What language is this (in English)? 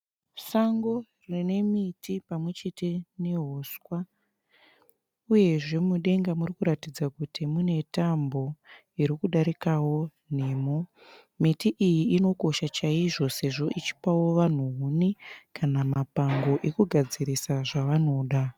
Shona